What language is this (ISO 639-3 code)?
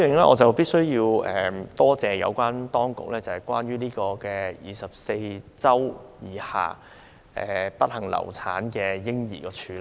yue